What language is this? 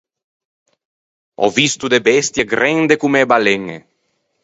Ligurian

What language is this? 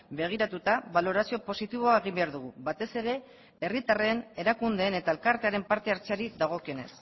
Basque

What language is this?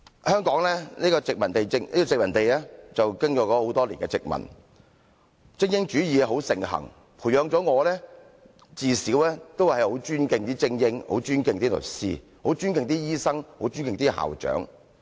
Cantonese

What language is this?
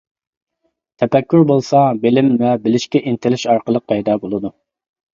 Uyghur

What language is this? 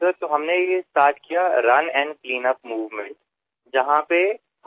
Marathi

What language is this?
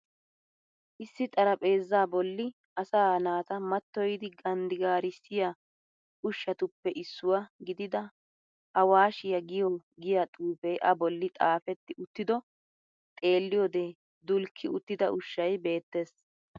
Wolaytta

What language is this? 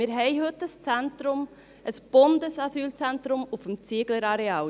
Swiss German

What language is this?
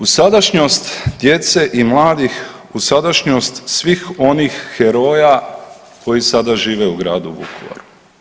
Croatian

